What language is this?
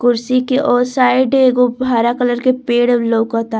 Bhojpuri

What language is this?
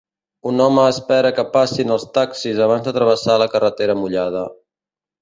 Catalan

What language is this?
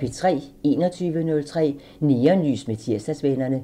Danish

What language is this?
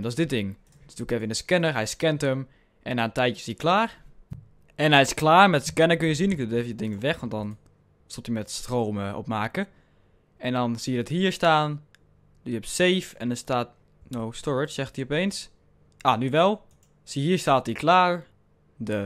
Dutch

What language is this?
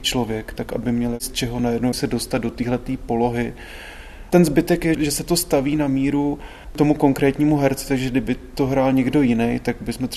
Czech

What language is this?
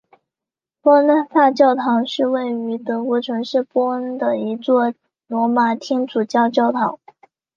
Chinese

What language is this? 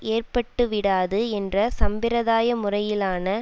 Tamil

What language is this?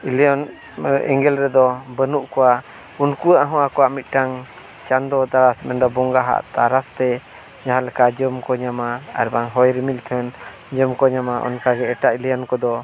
Santali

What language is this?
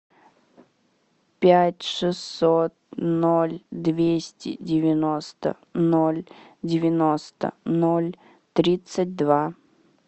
Russian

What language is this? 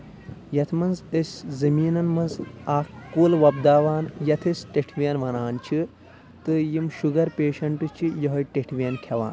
Kashmiri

